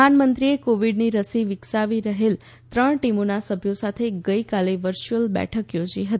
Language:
Gujarati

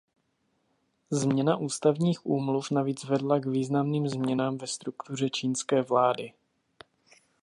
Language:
Czech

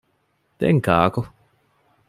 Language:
Divehi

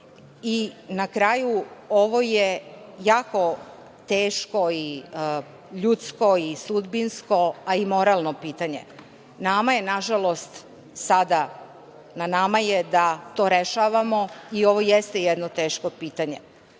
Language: Serbian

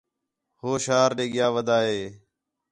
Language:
Khetrani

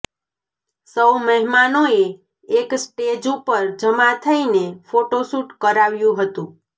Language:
Gujarati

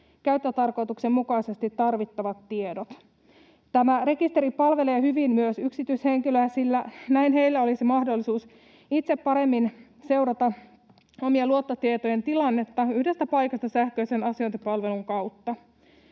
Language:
Finnish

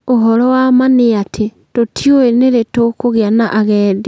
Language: Kikuyu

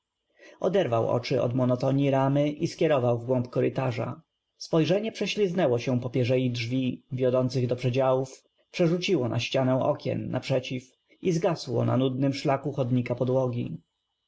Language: Polish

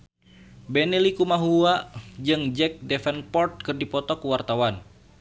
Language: Sundanese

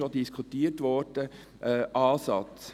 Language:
Swiss German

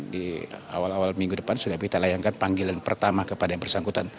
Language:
Indonesian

